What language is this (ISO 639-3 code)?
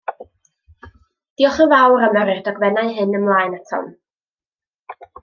cym